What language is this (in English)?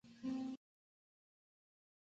Chinese